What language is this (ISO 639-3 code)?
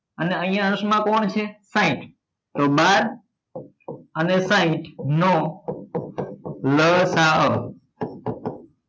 guj